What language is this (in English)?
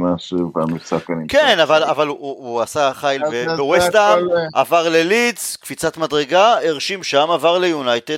Hebrew